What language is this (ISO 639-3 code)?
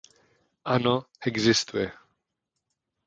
ces